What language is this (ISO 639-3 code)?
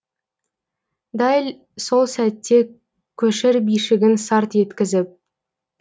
kaz